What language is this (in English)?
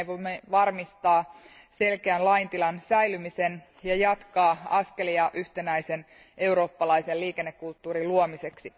Finnish